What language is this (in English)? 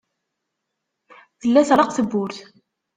Kabyle